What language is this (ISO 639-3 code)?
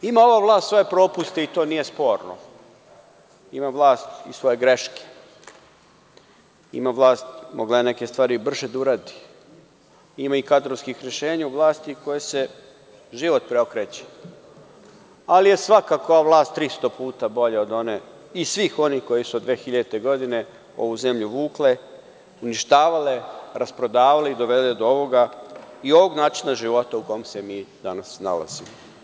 srp